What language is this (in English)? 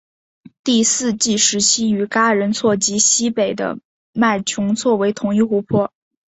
Chinese